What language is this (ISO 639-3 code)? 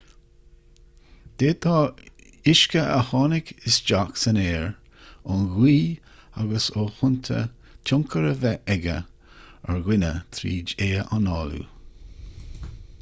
gle